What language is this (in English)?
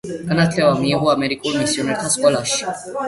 Georgian